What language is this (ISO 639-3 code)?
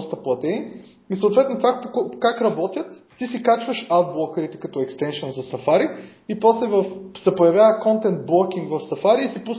bul